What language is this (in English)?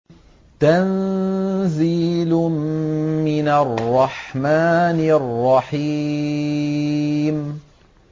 Arabic